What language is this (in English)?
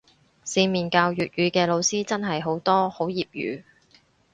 Cantonese